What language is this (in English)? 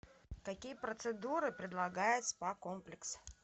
Russian